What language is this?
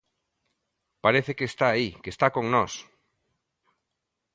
Galician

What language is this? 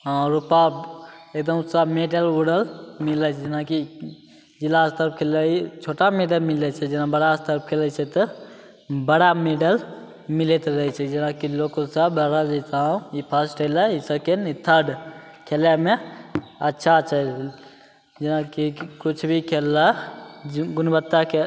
Maithili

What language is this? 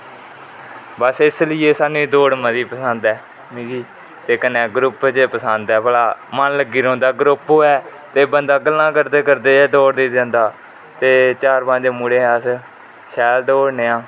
Dogri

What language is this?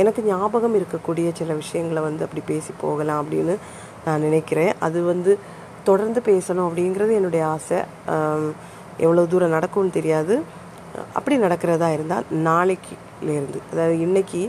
Tamil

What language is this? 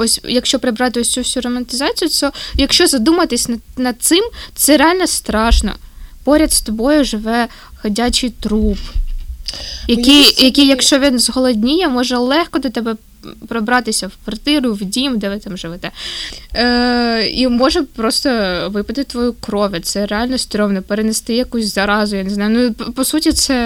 Ukrainian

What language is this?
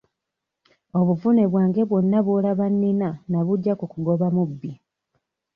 Ganda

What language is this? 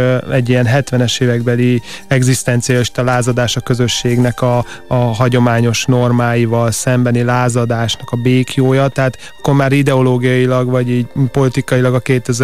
Hungarian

